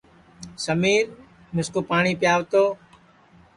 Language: Sansi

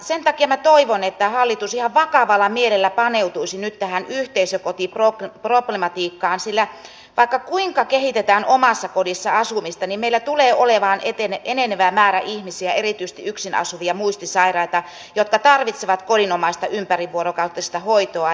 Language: Finnish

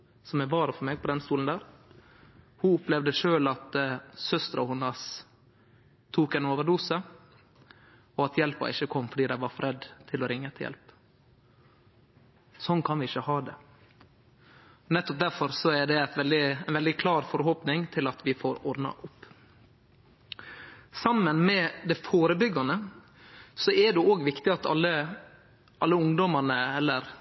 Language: Norwegian Nynorsk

